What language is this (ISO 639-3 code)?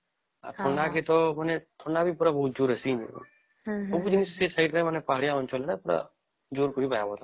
ori